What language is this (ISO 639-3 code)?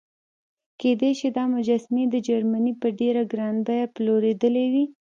pus